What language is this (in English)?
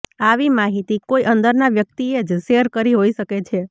Gujarati